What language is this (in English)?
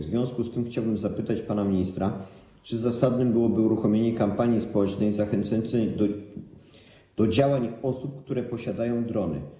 Polish